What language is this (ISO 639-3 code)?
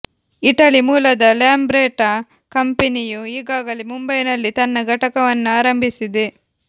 kan